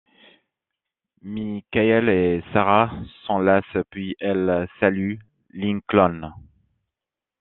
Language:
French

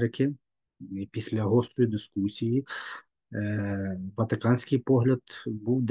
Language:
Ukrainian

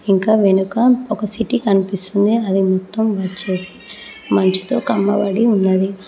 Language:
Telugu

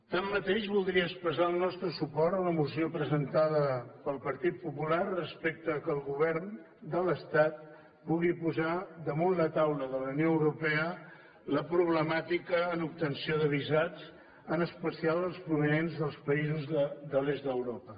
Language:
Catalan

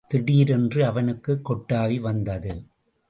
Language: Tamil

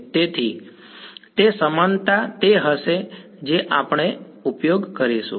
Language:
Gujarati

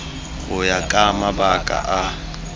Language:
Tswana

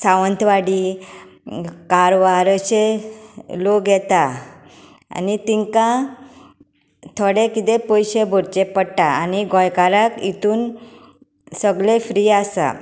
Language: Konkani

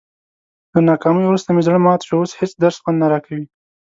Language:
Pashto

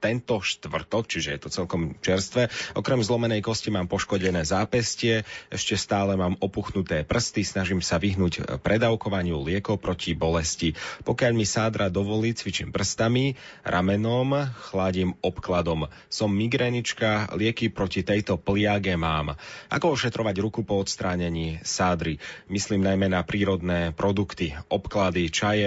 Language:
Slovak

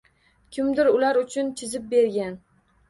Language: Uzbek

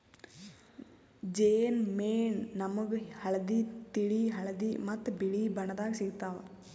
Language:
Kannada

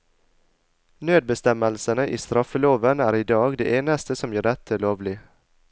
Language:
Norwegian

